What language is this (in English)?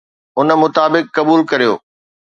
Sindhi